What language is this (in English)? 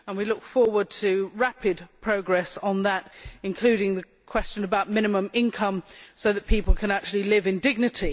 English